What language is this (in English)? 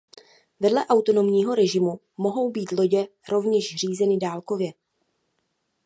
Czech